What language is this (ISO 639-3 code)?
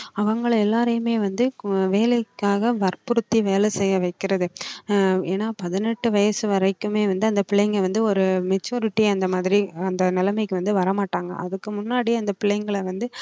tam